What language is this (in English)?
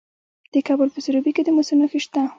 Pashto